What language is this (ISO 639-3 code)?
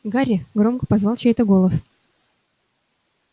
rus